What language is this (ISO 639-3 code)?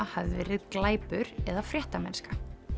isl